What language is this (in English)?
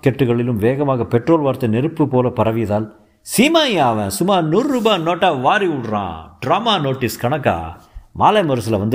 Tamil